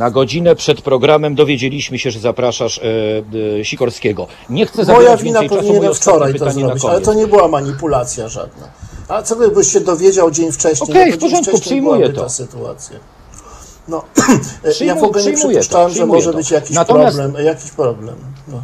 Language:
Polish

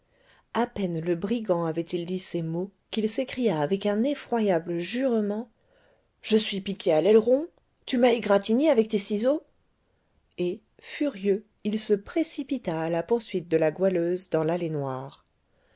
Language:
French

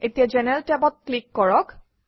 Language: Assamese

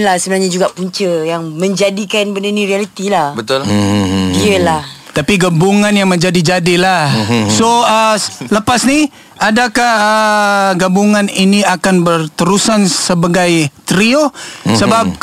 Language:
Malay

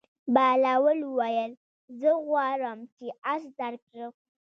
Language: Pashto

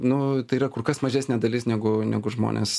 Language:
Lithuanian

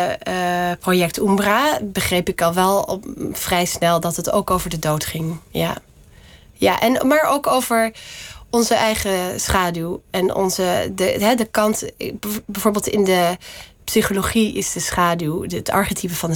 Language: Dutch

